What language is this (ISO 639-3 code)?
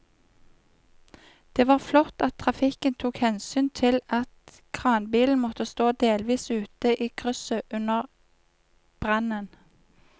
nor